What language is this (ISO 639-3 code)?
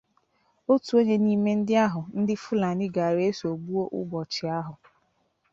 ibo